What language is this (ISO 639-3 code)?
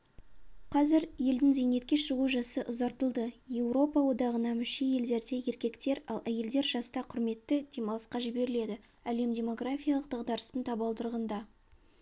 kaz